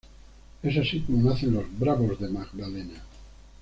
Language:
Spanish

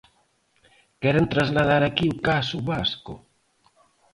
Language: Galician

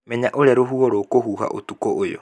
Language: Kikuyu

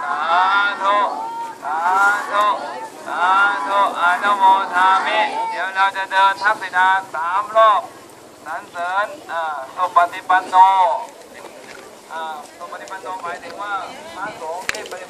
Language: Thai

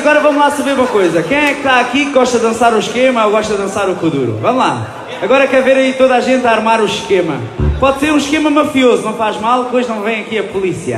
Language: Portuguese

